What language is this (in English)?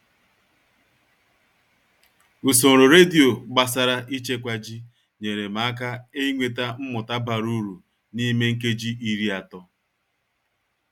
Igbo